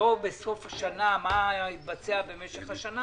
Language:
Hebrew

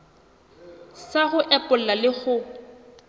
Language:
Southern Sotho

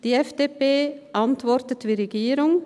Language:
Swiss German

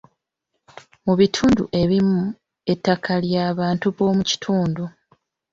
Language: Ganda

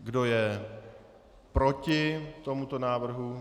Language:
Czech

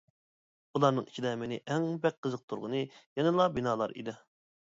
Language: Uyghur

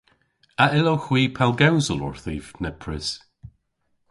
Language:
Cornish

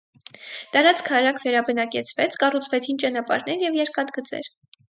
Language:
Armenian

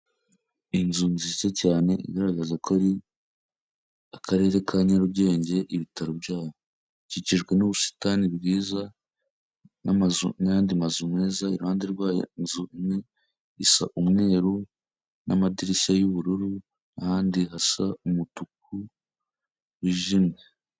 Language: Kinyarwanda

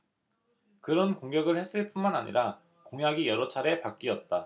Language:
Korean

